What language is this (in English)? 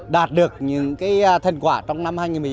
Vietnamese